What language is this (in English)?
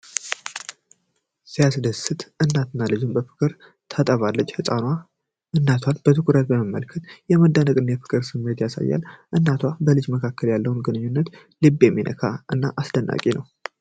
Amharic